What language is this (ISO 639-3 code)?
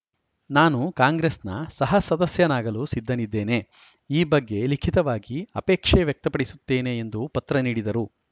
kan